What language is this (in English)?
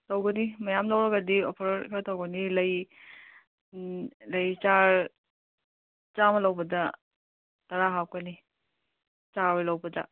Manipuri